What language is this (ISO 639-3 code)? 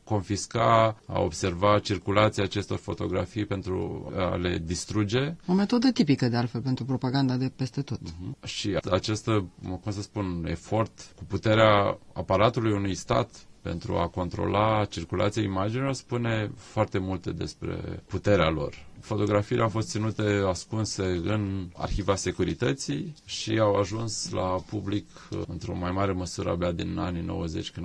ron